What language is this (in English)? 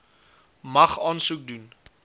Afrikaans